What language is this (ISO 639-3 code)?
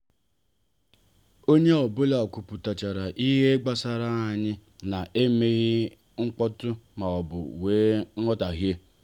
ibo